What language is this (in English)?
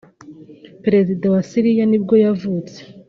Kinyarwanda